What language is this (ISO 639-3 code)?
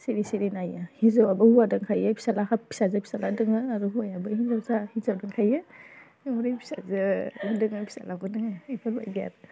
brx